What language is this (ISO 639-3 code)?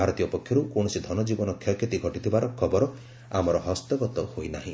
ori